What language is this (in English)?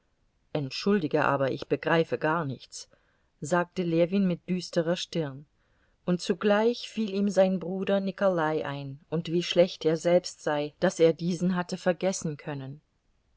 German